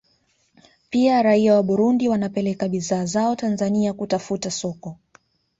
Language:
Swahili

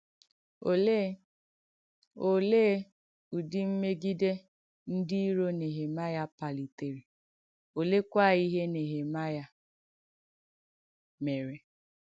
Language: Igbo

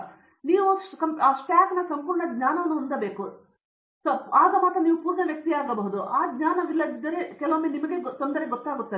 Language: Kannada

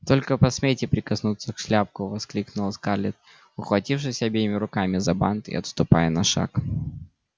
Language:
Russian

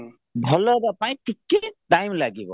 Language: Odia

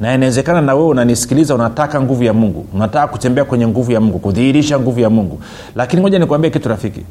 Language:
Swahili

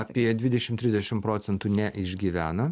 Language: Lithuanian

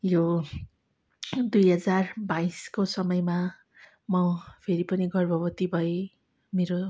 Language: Nepali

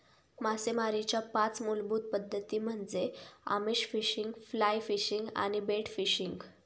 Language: Marathi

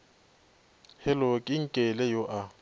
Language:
Northern Sotho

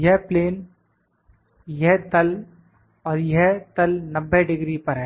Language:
Hindi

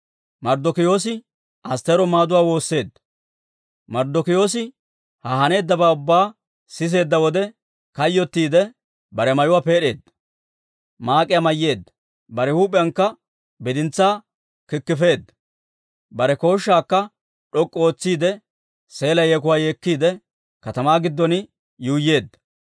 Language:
Dawro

